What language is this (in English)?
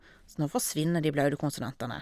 Norwegian